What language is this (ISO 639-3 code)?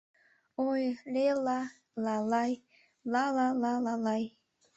chm